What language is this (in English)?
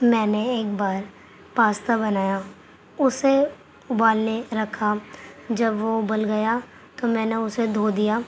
Urdu